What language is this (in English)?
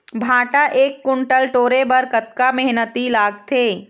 Chhattisgarhi